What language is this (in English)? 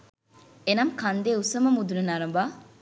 Sinhala